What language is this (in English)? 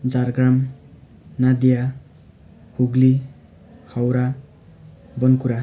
Nepali